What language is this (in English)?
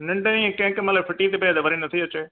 Sindhi